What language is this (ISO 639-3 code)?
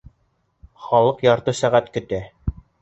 bak